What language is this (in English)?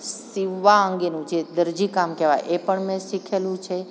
Gujarati